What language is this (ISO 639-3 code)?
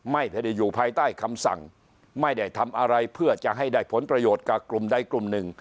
tha